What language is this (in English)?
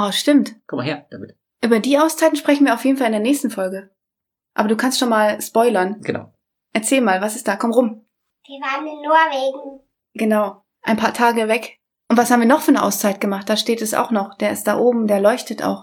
German